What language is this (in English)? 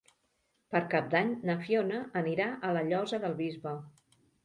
Catalan